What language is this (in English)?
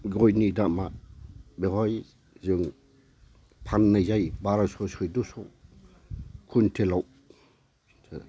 Bodo